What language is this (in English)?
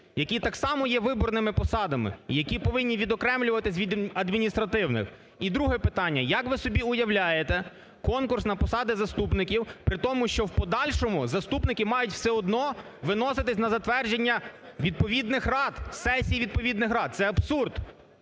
Ukrainian